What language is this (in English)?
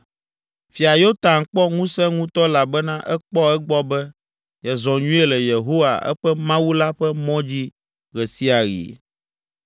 Ewe